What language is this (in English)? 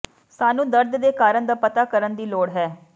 Punjabi